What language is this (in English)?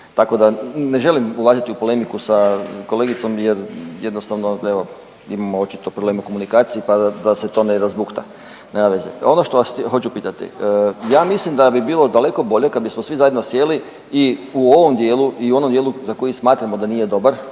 Croatian